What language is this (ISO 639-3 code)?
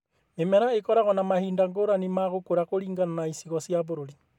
kik